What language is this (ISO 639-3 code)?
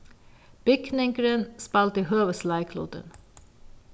fao